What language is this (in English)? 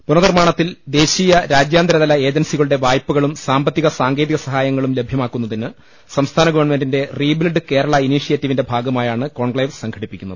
Malayalam